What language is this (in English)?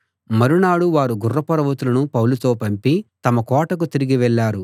Telugu